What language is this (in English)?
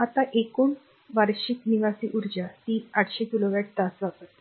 Marathi